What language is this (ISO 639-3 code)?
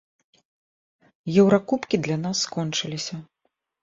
bel